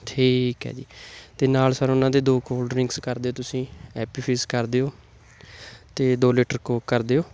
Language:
Punjabi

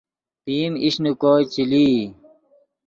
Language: Yidgha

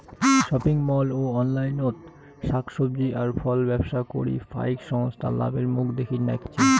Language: Bangla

